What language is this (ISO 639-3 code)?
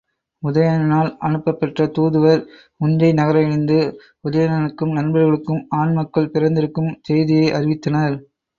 tam